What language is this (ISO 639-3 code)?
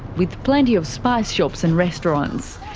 eng